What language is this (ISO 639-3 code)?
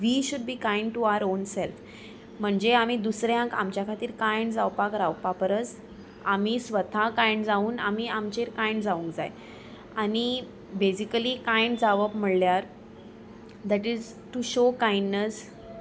kok